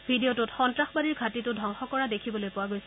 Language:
Assamese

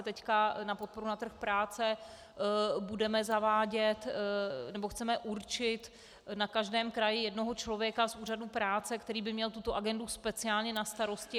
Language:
Czech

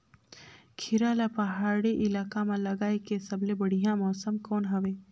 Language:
Chhattisgarhi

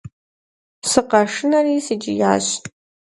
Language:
Kabardian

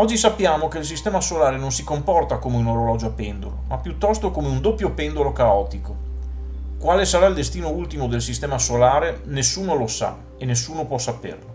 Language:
Italian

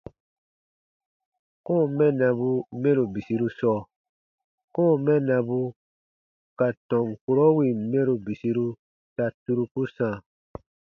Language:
Baatonum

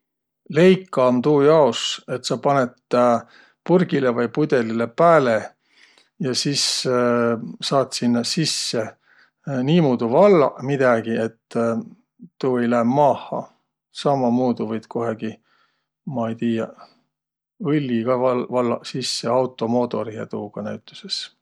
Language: Võro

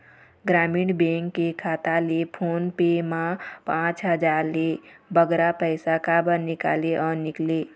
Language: Chhattisgarhi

